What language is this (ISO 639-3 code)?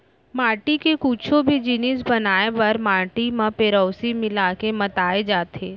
hne